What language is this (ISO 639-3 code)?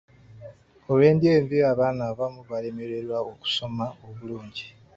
lug